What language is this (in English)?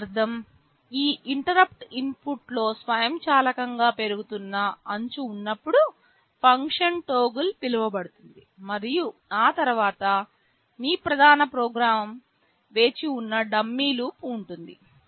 Telugu